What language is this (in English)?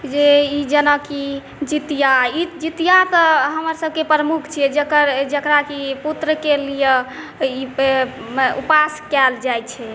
Maithili